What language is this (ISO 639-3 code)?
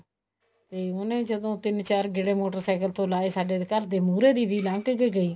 pan